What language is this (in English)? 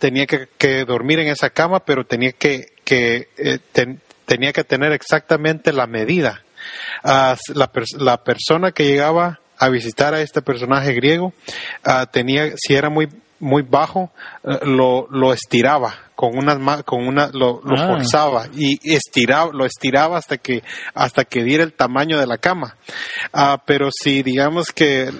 Spanish